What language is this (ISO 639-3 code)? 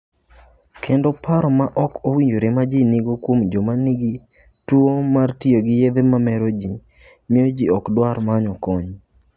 luo